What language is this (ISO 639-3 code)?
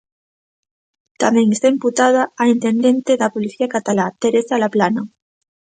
glg